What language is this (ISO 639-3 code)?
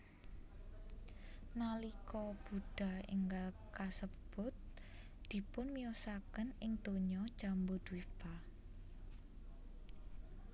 jav